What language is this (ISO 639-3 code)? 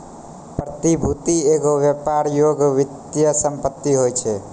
mai